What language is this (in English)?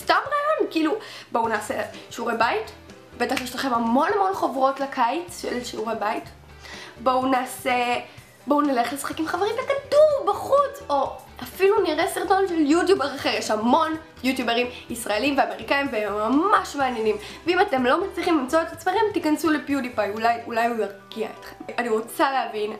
Hebrew